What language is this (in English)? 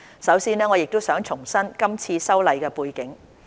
Cantonese